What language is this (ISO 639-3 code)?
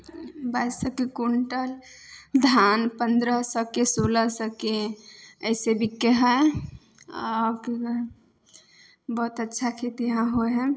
mai